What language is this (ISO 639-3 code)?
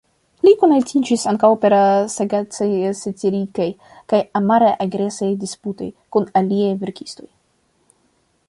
epo